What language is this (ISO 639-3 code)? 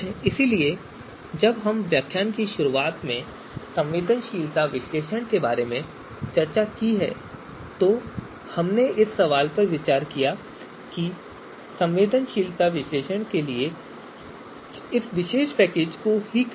hin